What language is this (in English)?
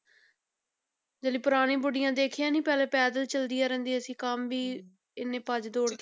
Punjabi